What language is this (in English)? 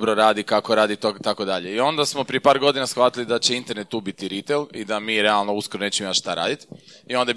Croatian